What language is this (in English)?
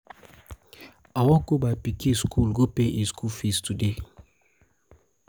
Nigerian Pidgin